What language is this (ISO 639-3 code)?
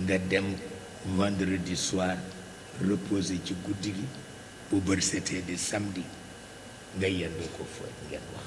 ind